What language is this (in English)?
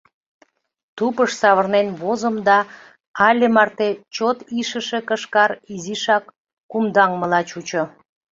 Mari